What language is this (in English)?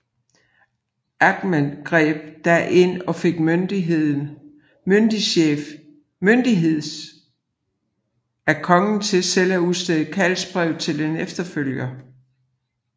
Danish